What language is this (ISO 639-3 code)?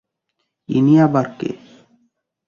ben